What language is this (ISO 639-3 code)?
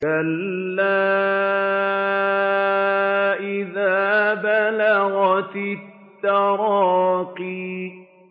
ara